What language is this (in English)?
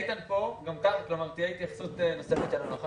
Hebrew